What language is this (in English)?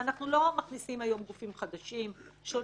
Hebrew